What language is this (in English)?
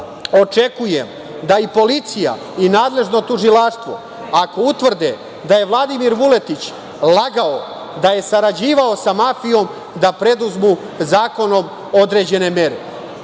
Serbian